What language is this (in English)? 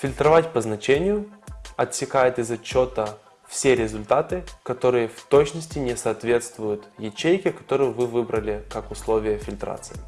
Russian